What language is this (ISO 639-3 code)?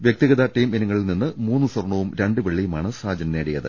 mal